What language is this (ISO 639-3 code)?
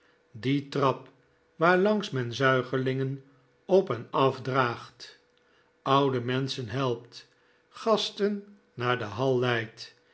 nld